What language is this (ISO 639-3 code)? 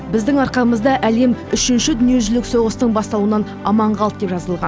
kaz